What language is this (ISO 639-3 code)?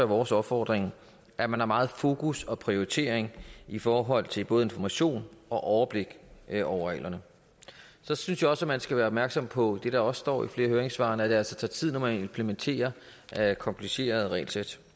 dan